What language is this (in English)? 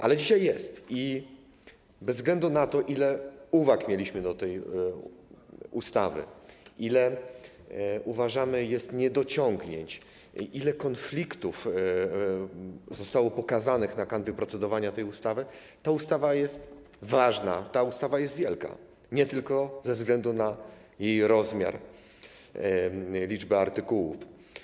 Polish